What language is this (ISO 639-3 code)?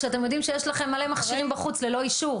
heb